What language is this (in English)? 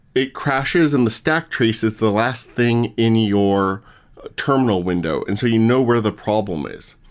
English